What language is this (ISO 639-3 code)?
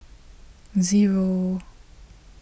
eng